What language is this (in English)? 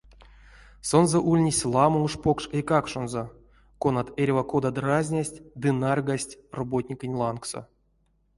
Erzya